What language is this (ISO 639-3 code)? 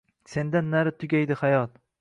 uzb